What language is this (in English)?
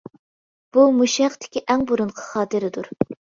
Uyghur